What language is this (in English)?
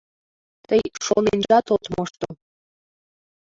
Mari